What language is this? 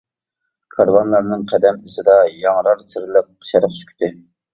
Uyghur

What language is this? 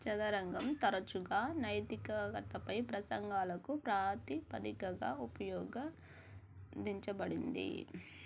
Telugu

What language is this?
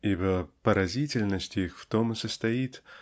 Russian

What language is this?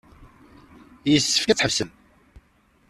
Kabyle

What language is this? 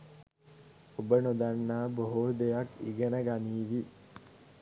Sinhala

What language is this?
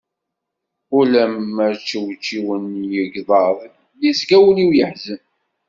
Kabyle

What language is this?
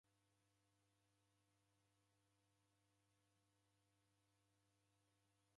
Taita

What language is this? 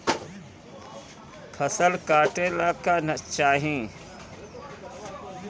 Bhojpuri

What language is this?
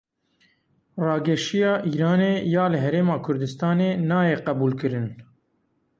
Kurdish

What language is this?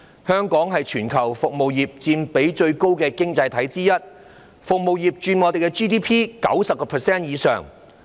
Cantonese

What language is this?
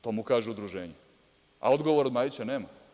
Serbian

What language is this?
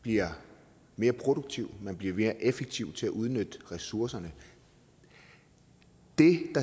Danish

